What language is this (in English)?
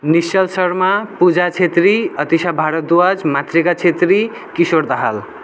Nepali